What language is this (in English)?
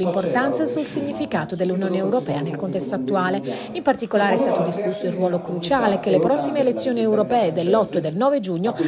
Italian